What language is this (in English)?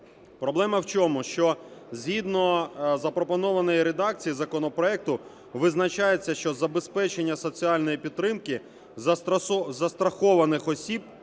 Ukrainian